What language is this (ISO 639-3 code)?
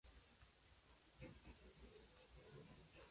spa